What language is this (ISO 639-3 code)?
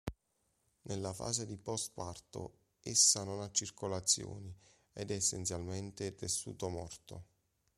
ita